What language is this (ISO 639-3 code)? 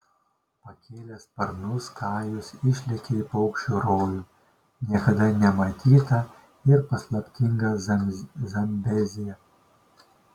lit